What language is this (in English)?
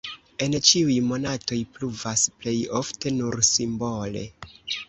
Esperanto